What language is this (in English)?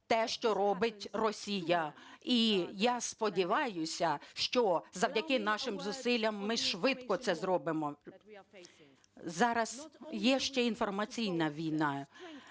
Ukrainian